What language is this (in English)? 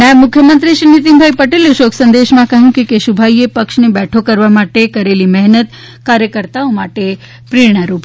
Gujarati